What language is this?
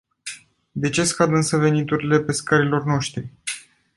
Romanian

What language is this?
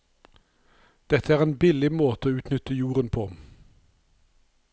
Norwegian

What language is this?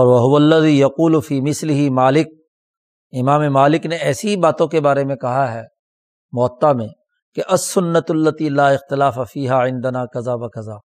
Urdu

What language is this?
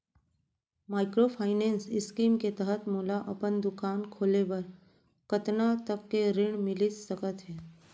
Chhattisgarhi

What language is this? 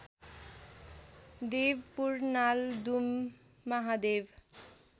Nepali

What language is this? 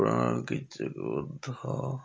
Odia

